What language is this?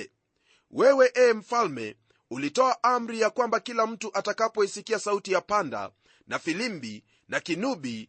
Swahili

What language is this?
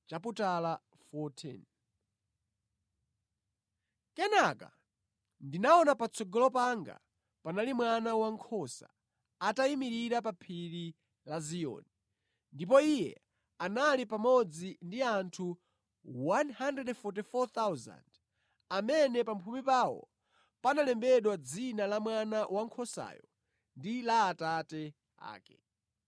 Nyanja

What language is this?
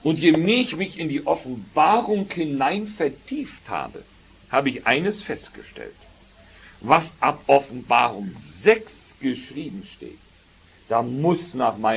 German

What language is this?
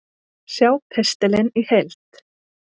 Icelandic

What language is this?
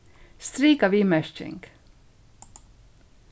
Faroese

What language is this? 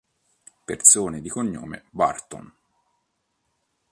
Italian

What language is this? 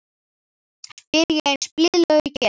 Icelandic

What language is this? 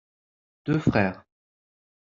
French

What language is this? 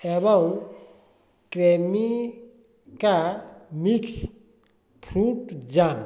Odia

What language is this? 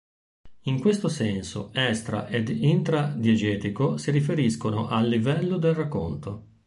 Italian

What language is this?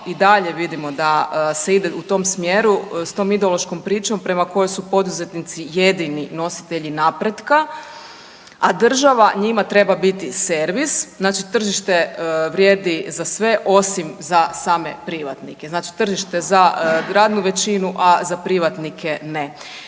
Croatian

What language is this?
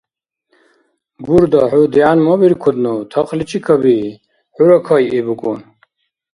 Dargwa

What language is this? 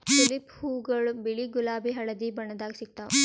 Kannada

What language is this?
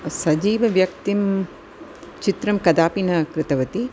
Sanskrit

